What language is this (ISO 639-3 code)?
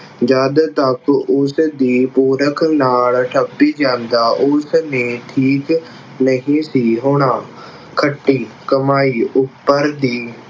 pan